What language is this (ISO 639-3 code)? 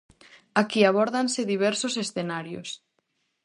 glg